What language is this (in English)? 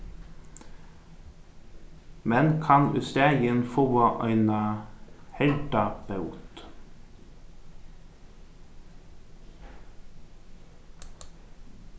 Faroese